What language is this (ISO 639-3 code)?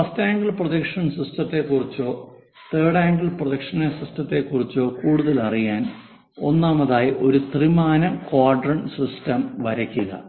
mal